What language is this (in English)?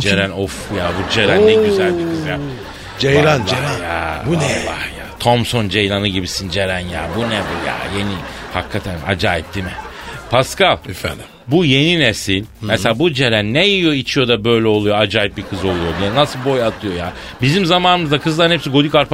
Turkish